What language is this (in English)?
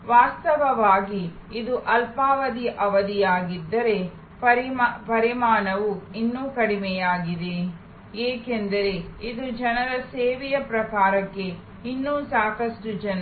Kannada